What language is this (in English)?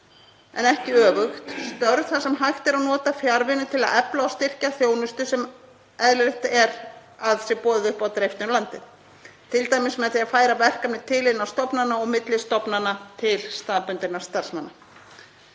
Icelandic